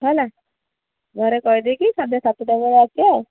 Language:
Odia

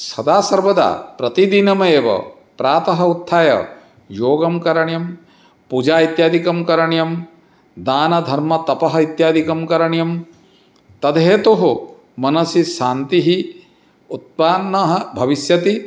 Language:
Sanskrit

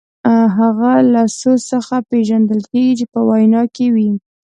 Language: Pashto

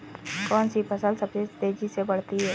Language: Hindi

